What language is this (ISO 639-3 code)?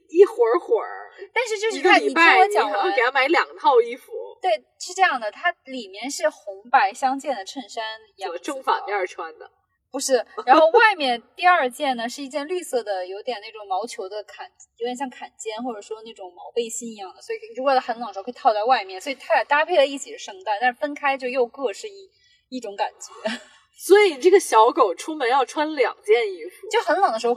zho